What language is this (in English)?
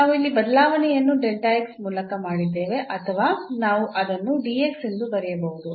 Kannada